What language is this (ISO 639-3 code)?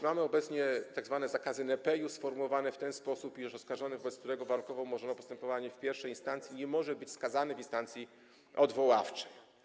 pol